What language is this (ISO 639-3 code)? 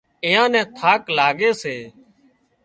kxp